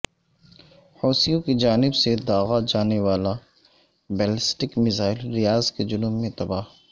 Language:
Urdu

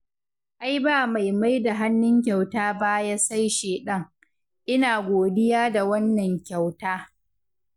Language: Hausa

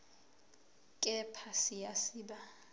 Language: Zulu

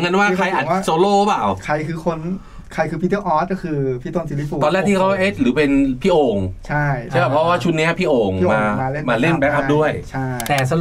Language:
Thai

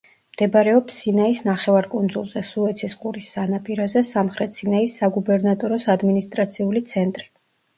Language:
Georgian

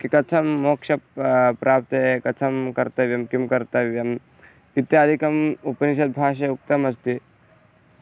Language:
Sanskrit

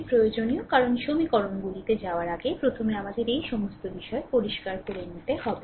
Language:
Bangla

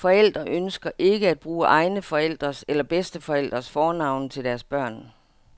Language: Danish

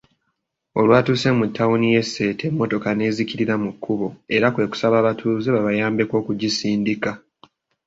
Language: Ganda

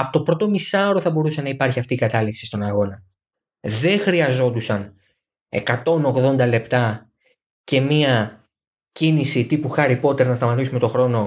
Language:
Greek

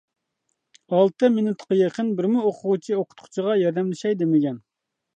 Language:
Uyghur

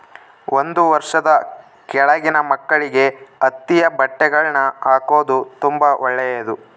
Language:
Kannada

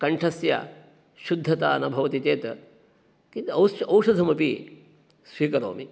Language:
Sanskrit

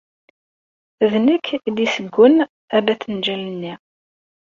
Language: Kabyle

